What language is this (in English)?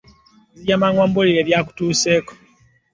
Ganda